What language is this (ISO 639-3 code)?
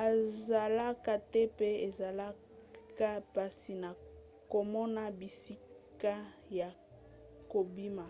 lin